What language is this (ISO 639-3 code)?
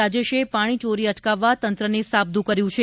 guj